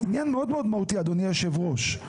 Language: Hebrew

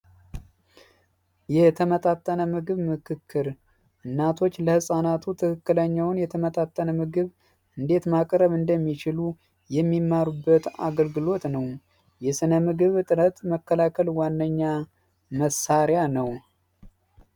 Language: Amharic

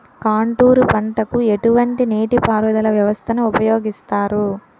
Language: Telugu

